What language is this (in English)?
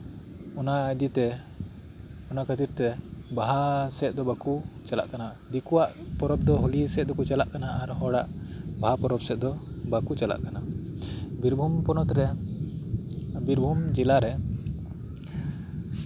Santali